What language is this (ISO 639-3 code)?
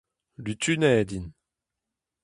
bre